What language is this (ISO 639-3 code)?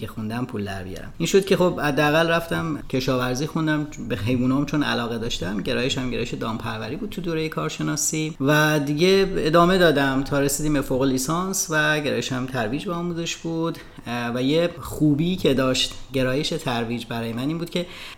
fas